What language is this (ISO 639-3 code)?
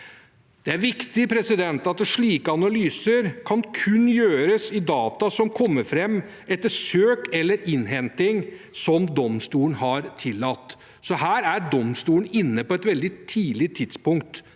nor